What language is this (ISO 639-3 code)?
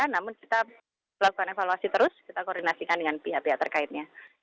ind